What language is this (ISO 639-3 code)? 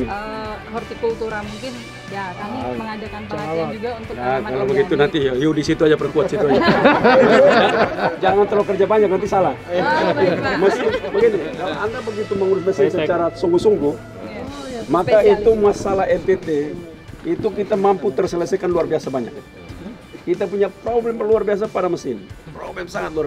ind